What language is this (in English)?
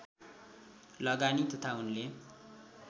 Nepali